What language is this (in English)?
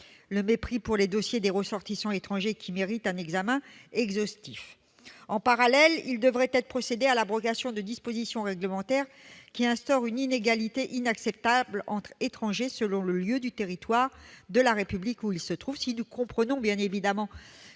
French